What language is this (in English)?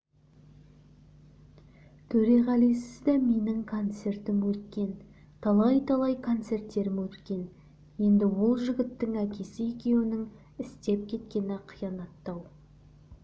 Kazakh